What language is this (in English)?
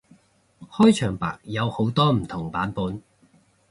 Cantonese